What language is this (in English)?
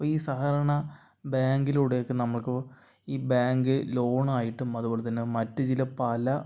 Malayalam